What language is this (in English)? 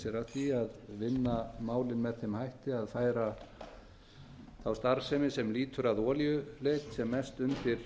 Icelandic